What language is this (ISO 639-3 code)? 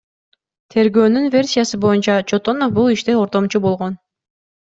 kir